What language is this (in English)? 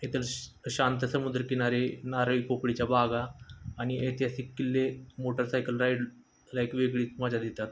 Marathi